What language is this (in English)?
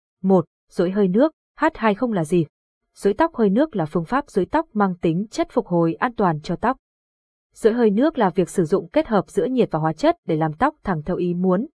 Vietnamese